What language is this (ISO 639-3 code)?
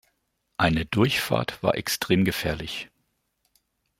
deu